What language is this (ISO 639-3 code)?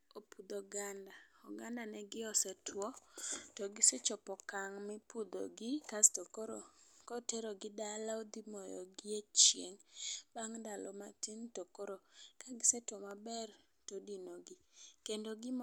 luo